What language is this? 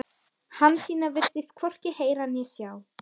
Icelandic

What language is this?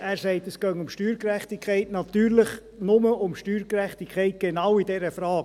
Swiss German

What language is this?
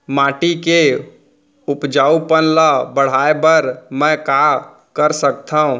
Chhattisgarhi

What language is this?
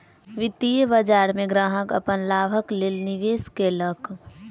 Maithili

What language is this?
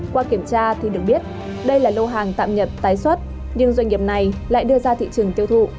Vietnamese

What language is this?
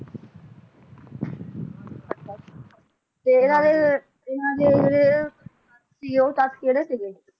Punjabi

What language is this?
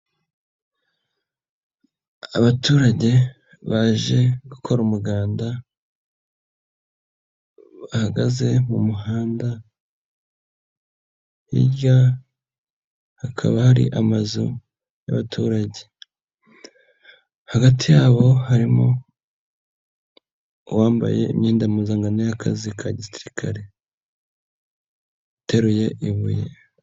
Kinyarwanda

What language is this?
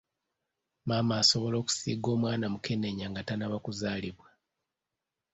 Ganda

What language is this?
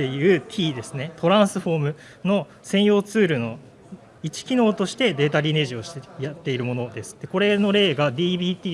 Japanese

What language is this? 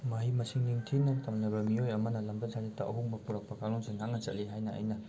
Manipuri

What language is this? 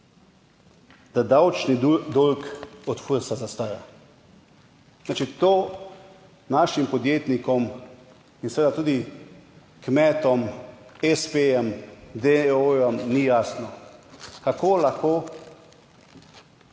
Slovenian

